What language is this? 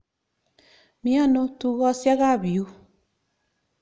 Kalenjin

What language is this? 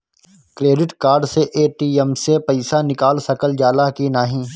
Bhojpuri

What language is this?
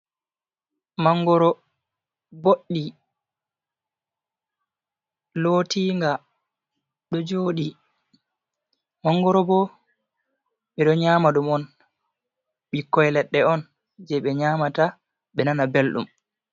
Fula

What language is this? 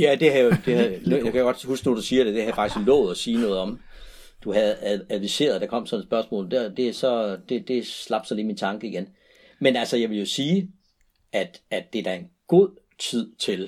Danish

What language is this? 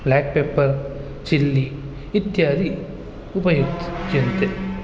Sanskrit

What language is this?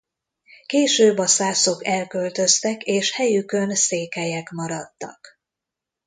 Hungarian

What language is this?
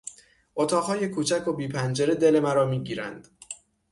Persian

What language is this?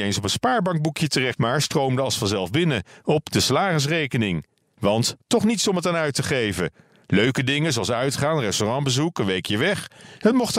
Dutch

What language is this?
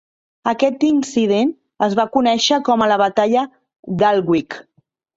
Catalan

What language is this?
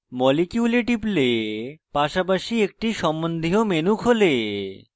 Bangla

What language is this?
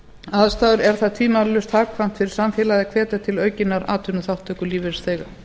Icelandic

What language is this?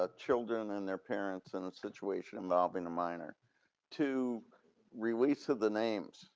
English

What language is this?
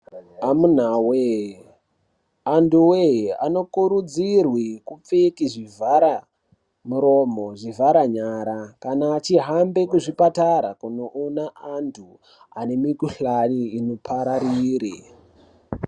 Ndau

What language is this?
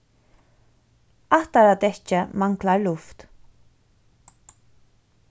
Faroese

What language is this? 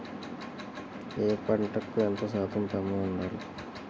Telugu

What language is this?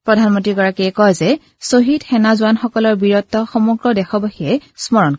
Assamese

